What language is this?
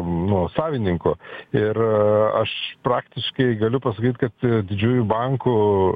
Lithuanian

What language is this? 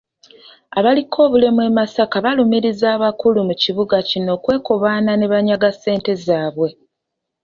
Ganda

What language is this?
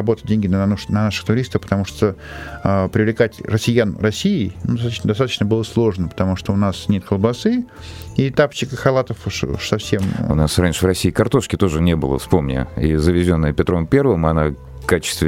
Russian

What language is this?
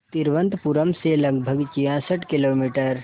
Hindi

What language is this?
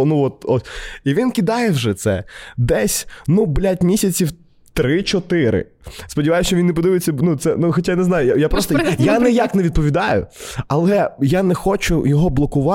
Ukrainian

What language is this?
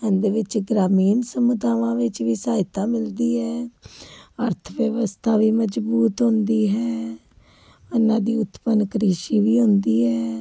Punjabi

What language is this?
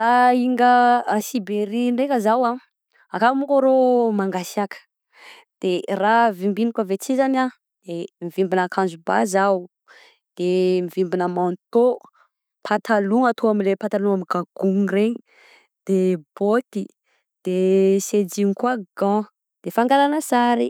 Southern Betsimisaraka Malagasy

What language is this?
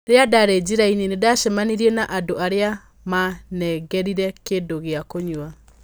Kikuyu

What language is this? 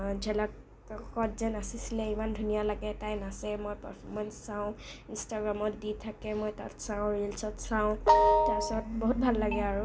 Assamese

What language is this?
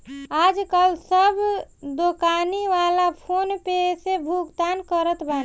Bhojpuri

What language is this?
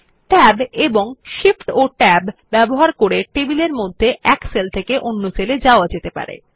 Bangla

